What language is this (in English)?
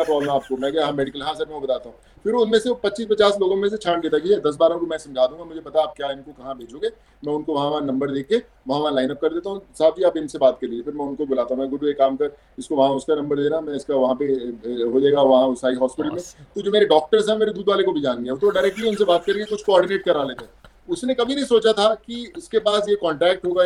Hindi